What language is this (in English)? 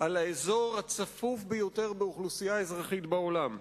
Hebrew